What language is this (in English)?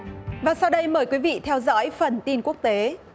Vietnamese